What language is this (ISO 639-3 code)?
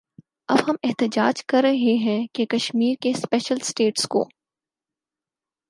urd